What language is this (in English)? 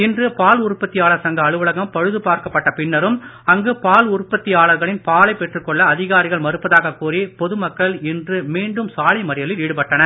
Tamil